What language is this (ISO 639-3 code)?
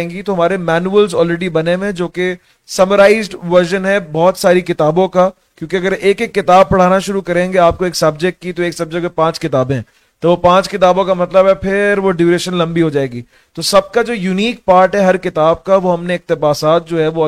urd